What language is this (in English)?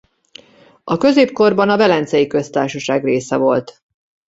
Hungarian